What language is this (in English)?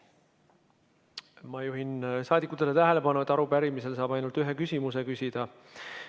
Estonian